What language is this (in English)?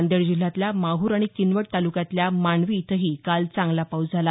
Marathi